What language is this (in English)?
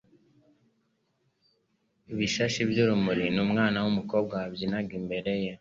Kinyarwanda